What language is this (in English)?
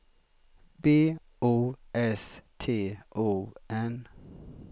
Swedish